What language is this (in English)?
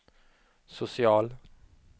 Swedish